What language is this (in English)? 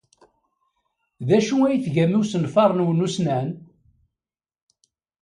Kabyle